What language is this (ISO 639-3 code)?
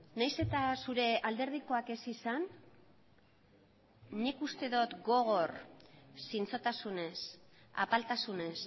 eus